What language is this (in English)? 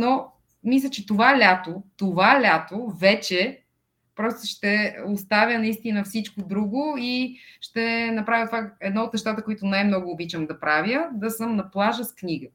Bulgarian